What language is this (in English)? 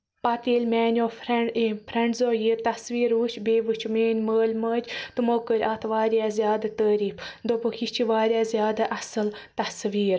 Kashmiri